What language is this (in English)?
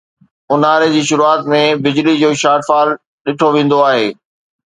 Sindhi